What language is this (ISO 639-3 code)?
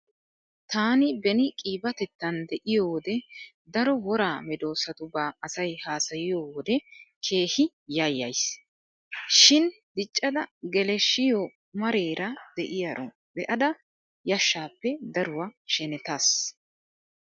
wal